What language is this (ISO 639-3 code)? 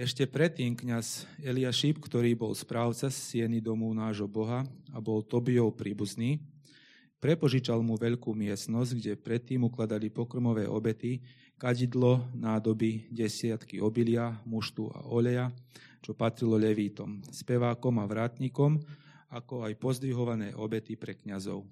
slk